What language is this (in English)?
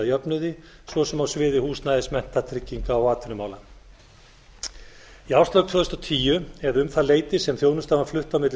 Icelandic